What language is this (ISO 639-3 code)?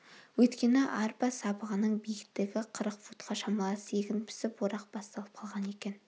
kaz